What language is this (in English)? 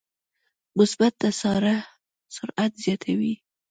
Pashto